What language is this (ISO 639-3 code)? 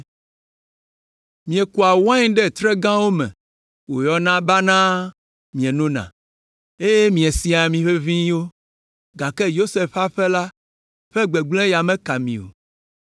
ewe